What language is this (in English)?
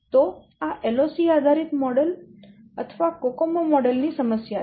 Gujarati